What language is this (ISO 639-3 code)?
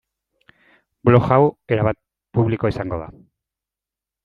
eus